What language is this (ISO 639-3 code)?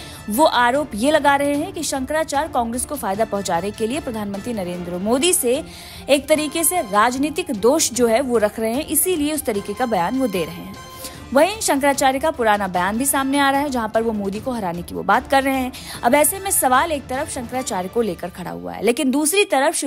hin